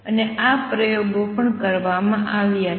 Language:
Gujarati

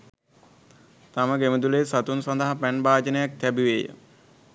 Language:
Sinhala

